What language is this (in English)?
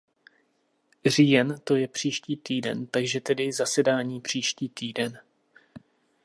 Czech